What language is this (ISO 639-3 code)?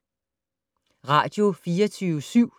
dan